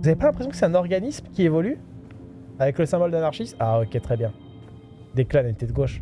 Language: French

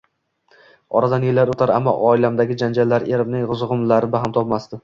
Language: Uzbek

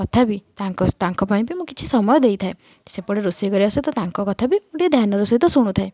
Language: Odia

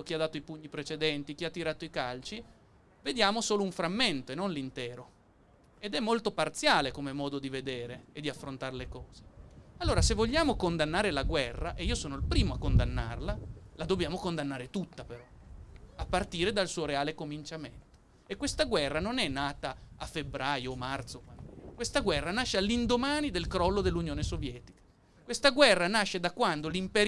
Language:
Italian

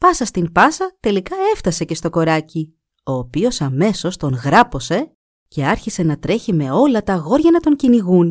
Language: Greek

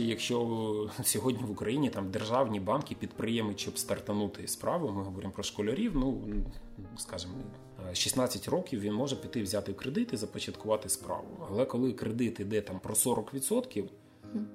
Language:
Ukrainian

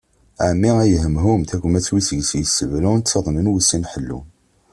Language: Kabyle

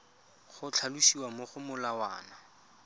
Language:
Tswana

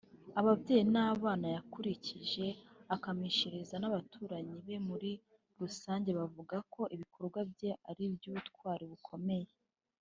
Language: Kinyarwanda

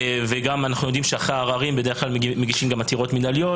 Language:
Hebrew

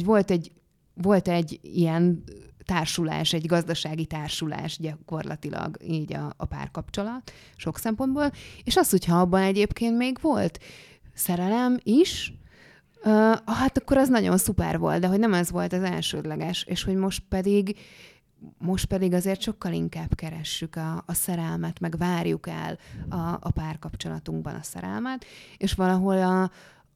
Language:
Hungarian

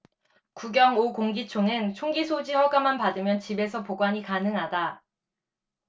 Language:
Korean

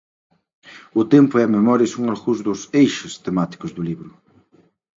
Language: Galician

